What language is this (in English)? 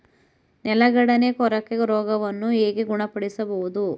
Kannada